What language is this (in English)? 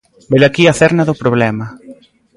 Galician